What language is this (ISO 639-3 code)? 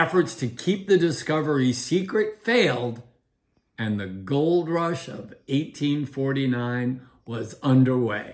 eng